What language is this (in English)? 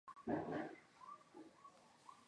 Chinese